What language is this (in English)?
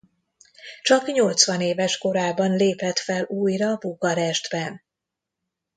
Hungarian